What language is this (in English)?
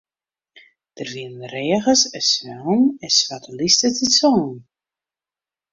Western Frisian